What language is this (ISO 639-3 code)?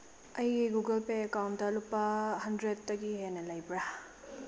mni